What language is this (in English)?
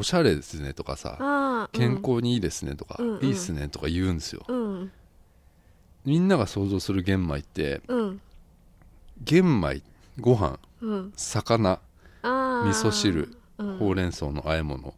Japanese